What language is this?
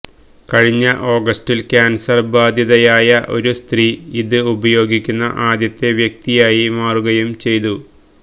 Malayalam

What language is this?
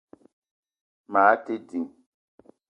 Eton (Cameroon)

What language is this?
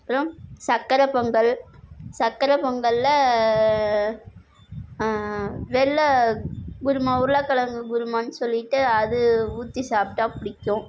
Tamil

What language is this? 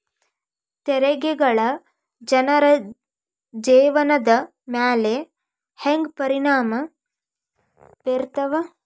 Kannada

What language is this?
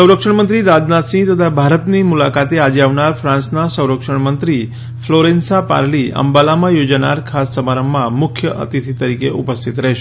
Gujarati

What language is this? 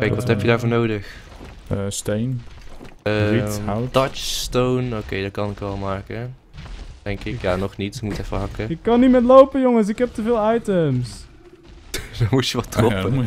Dutch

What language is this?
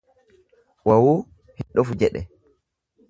Oromo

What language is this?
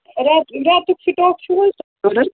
Kashmiri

